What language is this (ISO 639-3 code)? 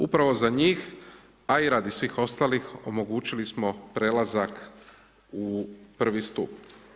hrv